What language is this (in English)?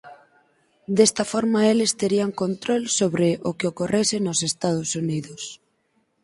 Galician